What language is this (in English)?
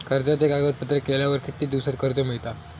Marathi